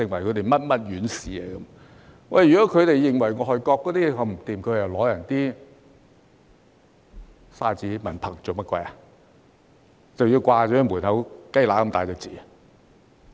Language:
Cantonese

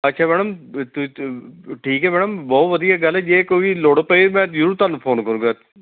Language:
Punjabi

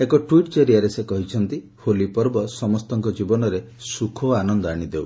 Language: Odia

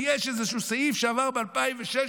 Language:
Hebrew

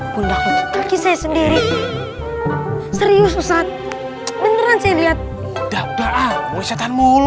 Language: Indonesian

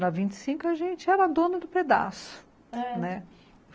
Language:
Portuguese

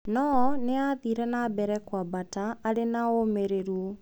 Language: Kikuyu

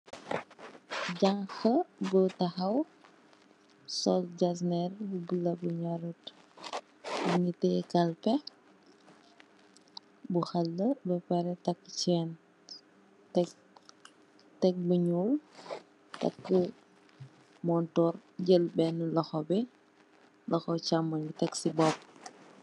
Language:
Wolof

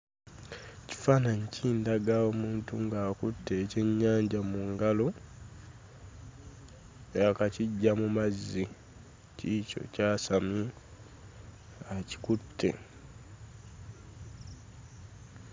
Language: Ganda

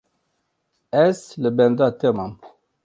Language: Kurdish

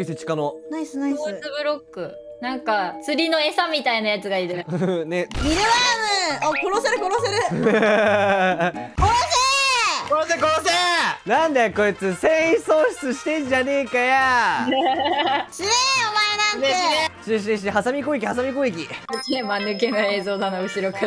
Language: Japanese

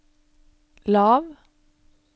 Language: Norwegian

